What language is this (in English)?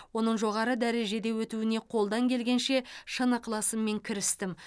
Kazakh